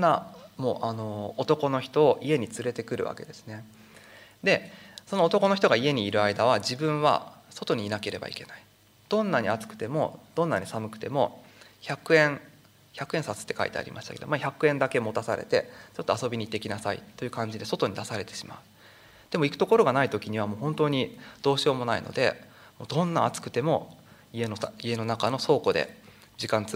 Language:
Japanese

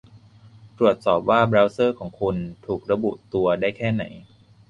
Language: Thai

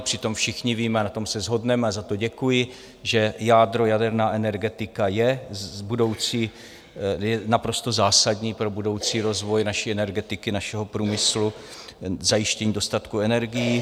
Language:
Czech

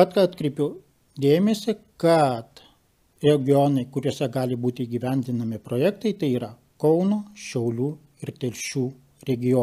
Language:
Lithuanian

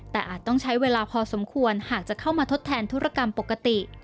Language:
Thai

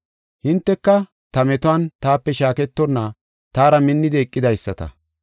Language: Gofa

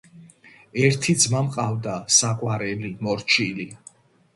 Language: Georgian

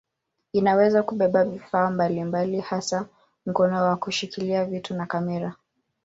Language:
Swahili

